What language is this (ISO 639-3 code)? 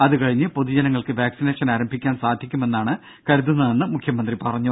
mal